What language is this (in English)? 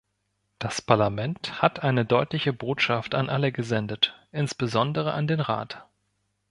German